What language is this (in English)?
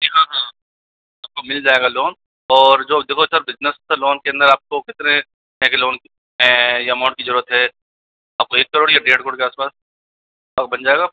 Hindi